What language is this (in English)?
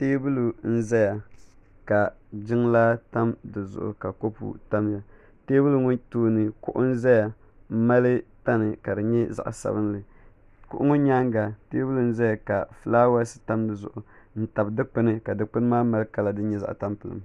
Dagbani